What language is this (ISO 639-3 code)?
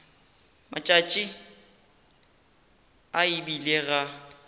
nso